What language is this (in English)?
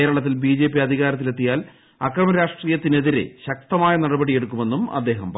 Malayalam